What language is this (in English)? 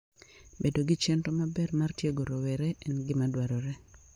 Luo (Kenya and Tanzania)